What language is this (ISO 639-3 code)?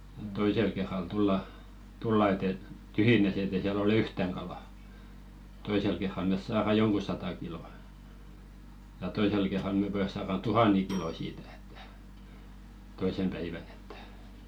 fin